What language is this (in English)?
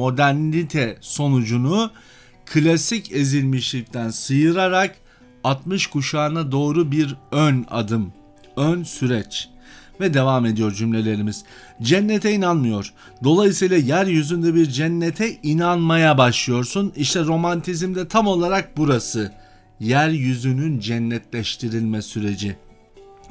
Turkish